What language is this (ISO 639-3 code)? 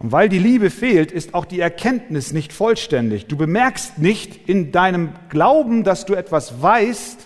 deu